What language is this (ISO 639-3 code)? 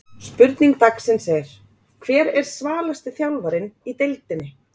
isl